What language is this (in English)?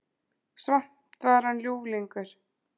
Icelandic